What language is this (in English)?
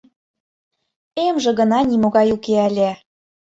Mari